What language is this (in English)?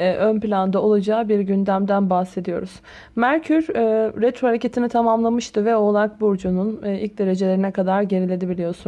Turkish